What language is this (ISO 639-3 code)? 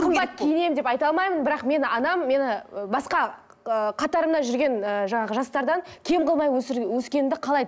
kaz